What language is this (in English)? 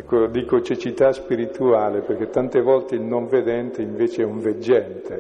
Italian